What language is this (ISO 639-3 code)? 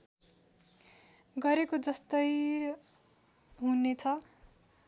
nep